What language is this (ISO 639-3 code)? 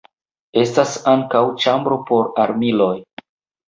epo